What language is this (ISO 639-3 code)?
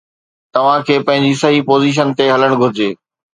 snd